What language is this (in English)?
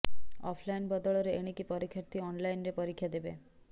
Odia